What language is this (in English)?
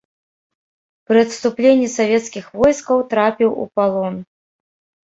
Belarusian